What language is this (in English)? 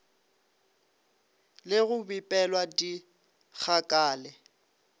Northern Sotho